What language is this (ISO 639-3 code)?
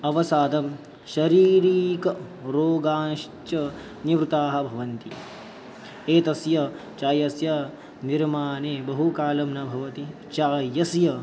san